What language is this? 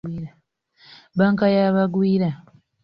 Ganda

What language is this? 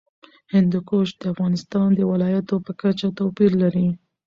Pashto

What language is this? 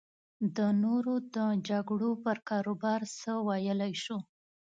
Pashto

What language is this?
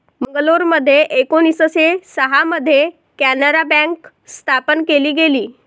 Marathi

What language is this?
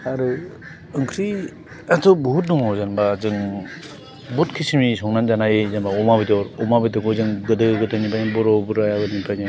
Bodo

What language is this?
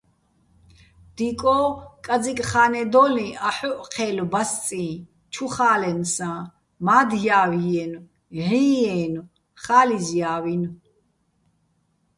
Bats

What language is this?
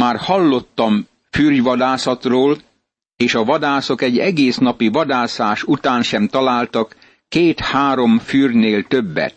Hungarian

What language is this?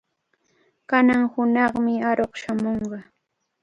Cajatambo North Lima Quechua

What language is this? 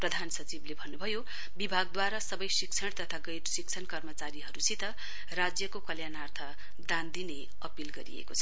Nepali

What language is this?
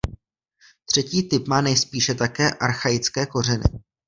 Czech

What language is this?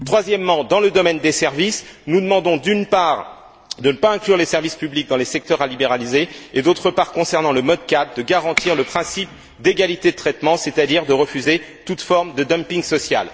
French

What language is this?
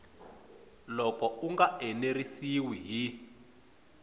Tsonga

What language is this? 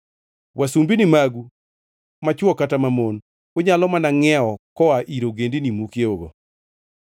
Luo (Kenya and Tanzania)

